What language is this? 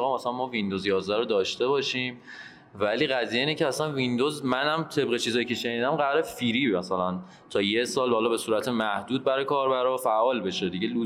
Persian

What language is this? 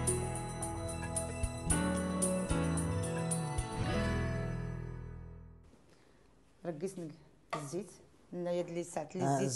Arabic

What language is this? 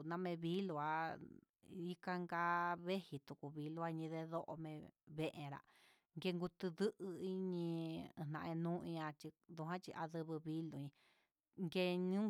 Huitepec Mixtec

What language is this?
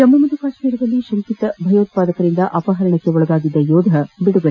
Kannada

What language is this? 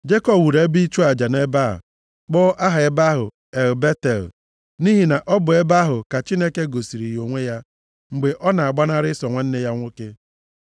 Igbo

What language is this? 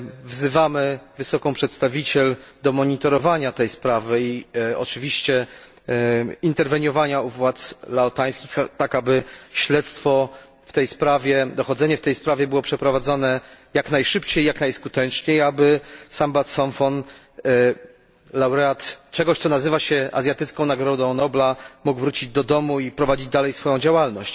Polish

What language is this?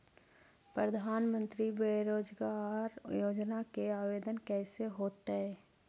Magahi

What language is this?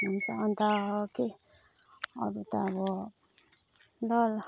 Nepali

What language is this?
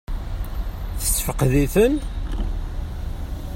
Kabyle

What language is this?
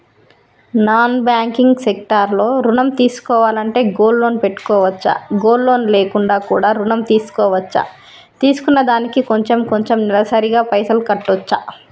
Telugu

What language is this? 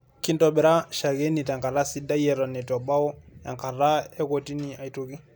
Masai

